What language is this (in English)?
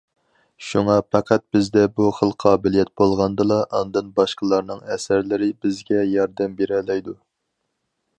Uyghur